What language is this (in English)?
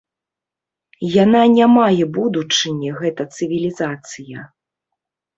Belarusian